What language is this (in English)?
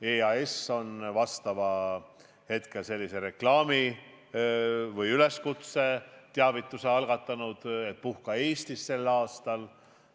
Estonian